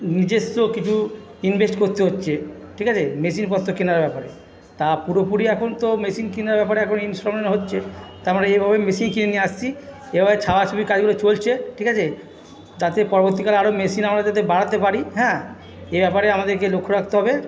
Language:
Bangla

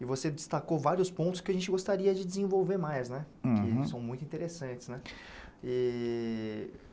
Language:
Portuguese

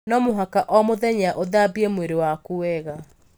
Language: Kikuyu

